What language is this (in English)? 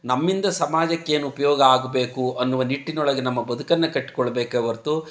Kannada